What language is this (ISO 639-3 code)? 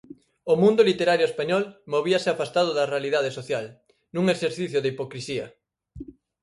glg